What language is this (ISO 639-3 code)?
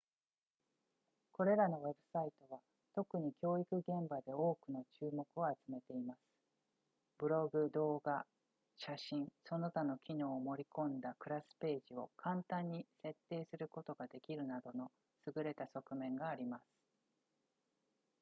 jpn